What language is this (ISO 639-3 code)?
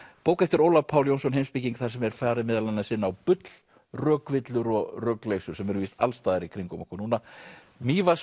isl